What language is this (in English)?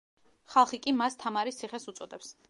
Georgian